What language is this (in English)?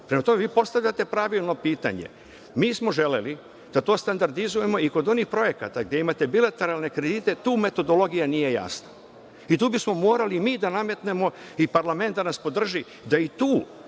Serbian